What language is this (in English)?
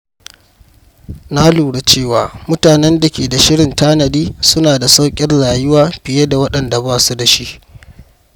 Hausa